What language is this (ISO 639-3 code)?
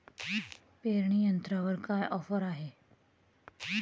mar